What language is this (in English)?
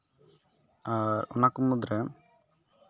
Santali